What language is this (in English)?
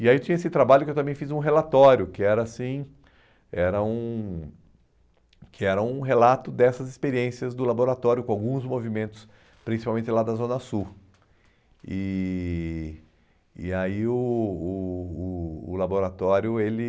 Portuguese